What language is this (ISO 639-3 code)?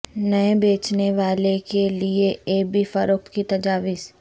urd